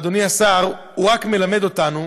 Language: Hebrew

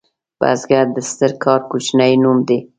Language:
Pashto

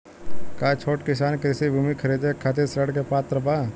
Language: Bhojpuri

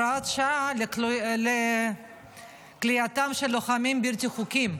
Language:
Hebrew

